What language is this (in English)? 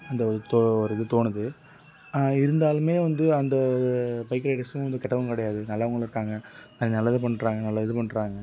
Tamil